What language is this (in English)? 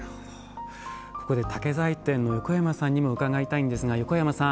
Japanese